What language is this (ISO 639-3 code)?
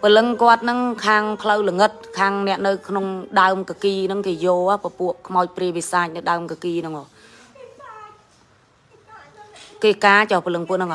vie